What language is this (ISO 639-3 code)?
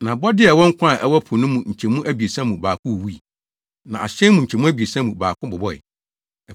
aka